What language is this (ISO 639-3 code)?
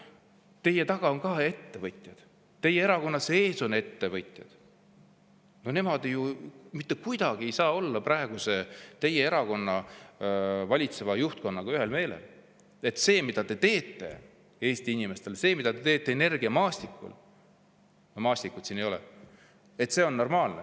est